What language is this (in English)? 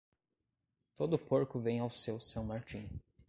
Portuguese